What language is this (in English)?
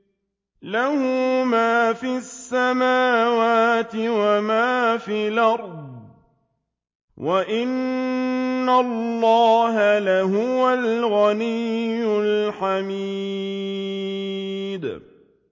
Arabic